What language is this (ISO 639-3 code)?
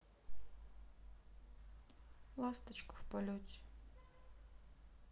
rus